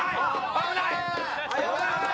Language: Japanese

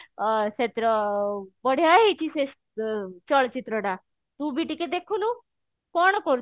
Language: Odia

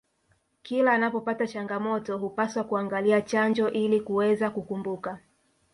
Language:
Swahili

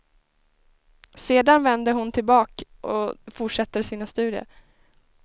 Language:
Swedish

